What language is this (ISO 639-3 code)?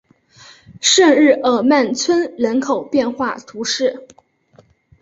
zho